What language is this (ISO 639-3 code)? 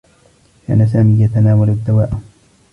ara